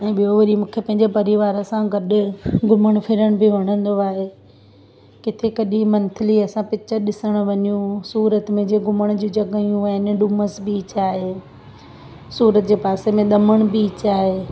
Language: Sindhi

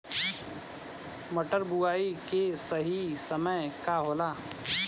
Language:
Bhojpuri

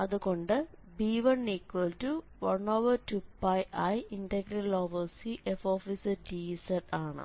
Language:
Malayalam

